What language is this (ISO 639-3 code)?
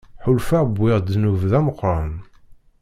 kab